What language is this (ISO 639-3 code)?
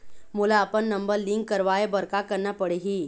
hne